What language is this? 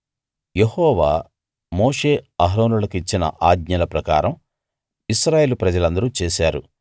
Telugu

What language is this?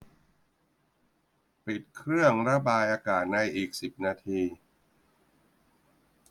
Thai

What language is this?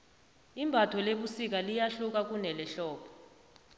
South Ndebele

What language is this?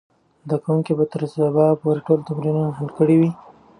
Pashto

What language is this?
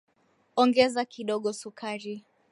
Swahili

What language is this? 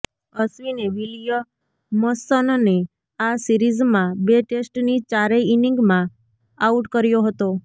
Gujarati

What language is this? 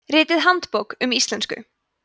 Icelandic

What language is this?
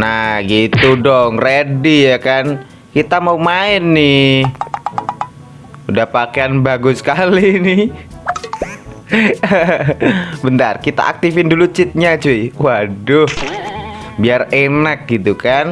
Indonesian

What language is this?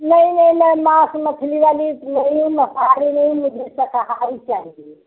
Hindi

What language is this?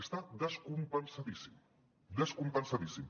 Catalan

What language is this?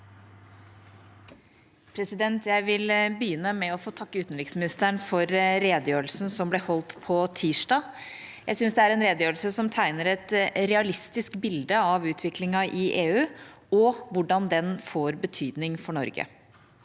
Norwegian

